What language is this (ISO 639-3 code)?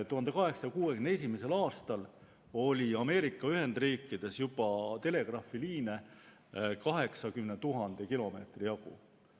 est